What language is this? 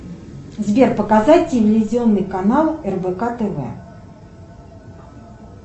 Russian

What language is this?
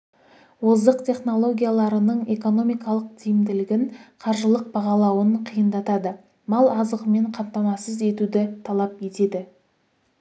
Kazakh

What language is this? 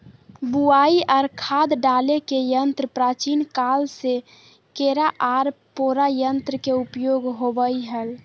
Magahi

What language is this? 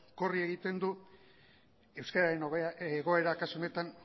Basque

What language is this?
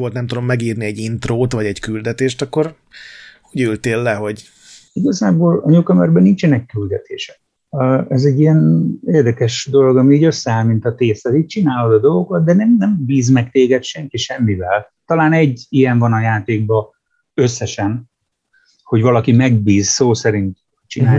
Hungarian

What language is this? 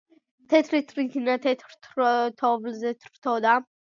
Georgian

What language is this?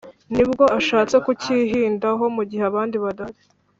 Kinyarwanda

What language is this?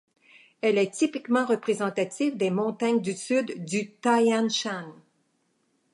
French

